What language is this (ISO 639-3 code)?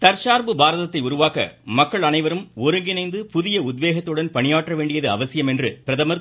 tam